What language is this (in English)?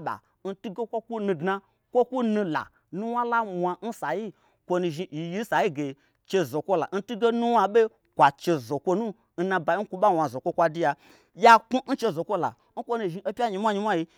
Gbagyi